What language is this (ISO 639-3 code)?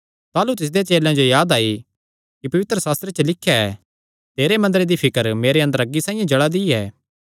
xnr